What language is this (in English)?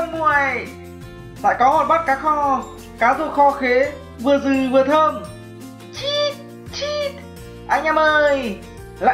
Vietnamese